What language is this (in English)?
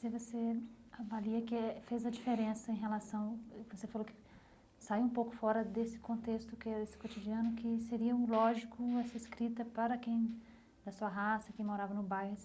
Portuguese